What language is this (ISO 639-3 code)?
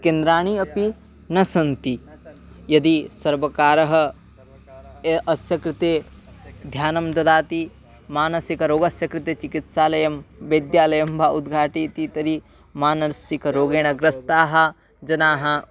san